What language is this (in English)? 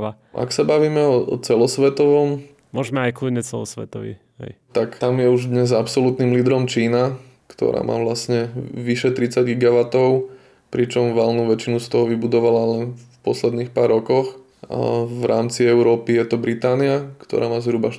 Slovak